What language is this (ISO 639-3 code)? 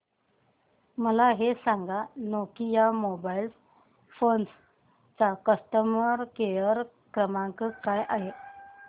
mar